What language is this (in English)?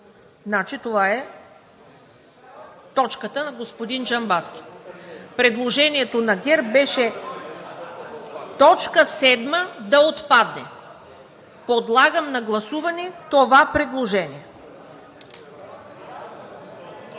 Bulgarian